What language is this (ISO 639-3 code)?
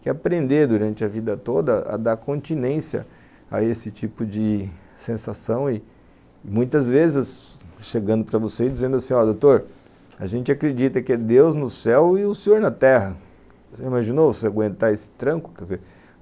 por